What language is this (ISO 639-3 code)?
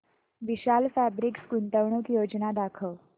mar